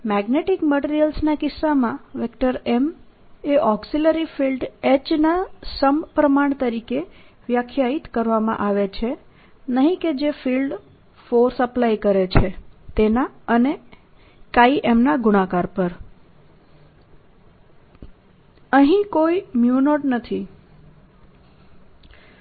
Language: Gujarati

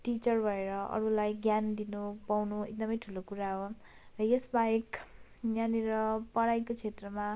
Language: Nepali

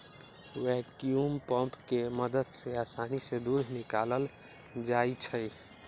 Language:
Magahi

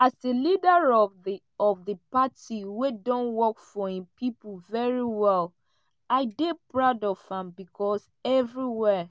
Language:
Nigerian Pidgin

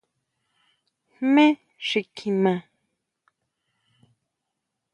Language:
Huautla Mazatec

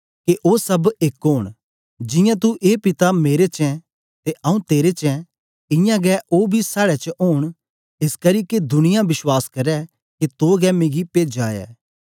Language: Dogri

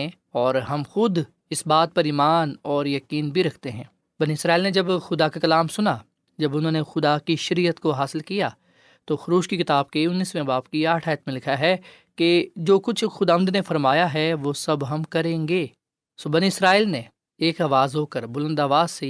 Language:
Urdu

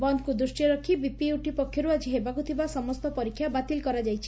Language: Odia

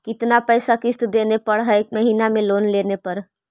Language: Magahi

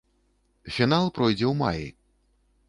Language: Belarusian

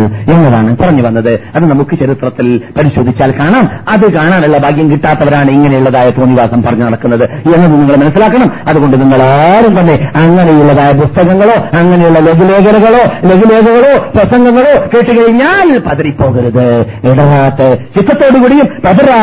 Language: Malayalam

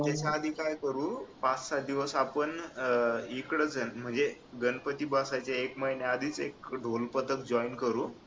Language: Marathi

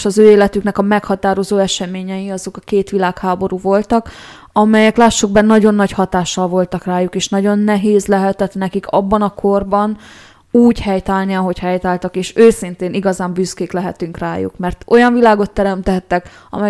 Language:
Hungarian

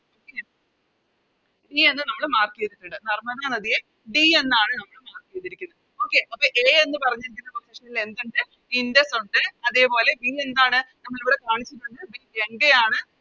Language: Malayalam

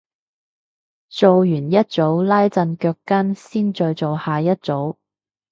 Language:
Cantonese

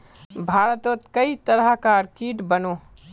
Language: Magahi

